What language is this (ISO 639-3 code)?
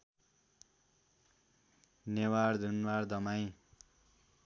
nep